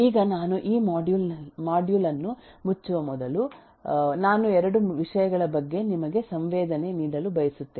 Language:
Kannada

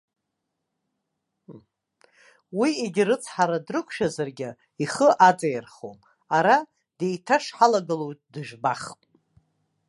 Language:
Abkhazian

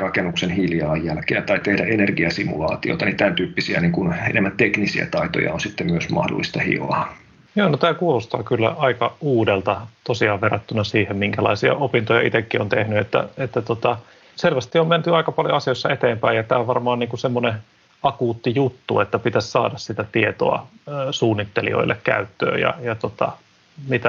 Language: Finnish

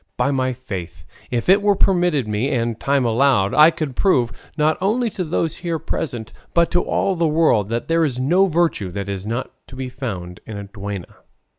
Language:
English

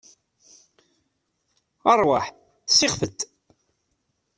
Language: Kabyle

